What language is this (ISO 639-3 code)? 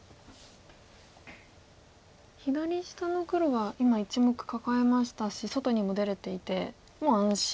jpn